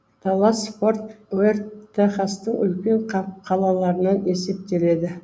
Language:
Kazakh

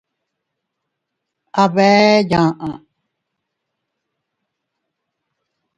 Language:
Teutila Cuicatec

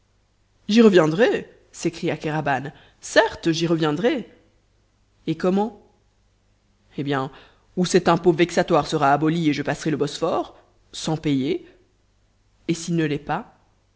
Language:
French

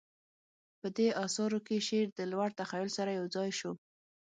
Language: Pashto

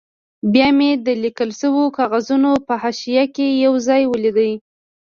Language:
Pashto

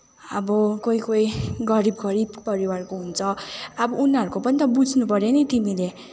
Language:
Nepali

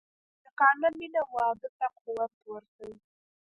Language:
Pashto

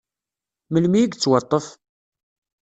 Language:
Kabyle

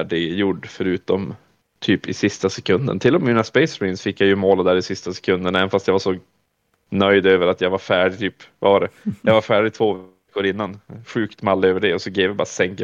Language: Swedish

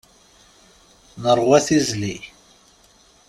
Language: Kabyle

